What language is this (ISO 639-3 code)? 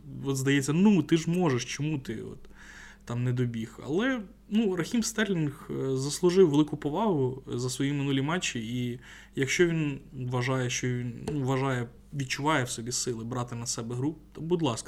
ukr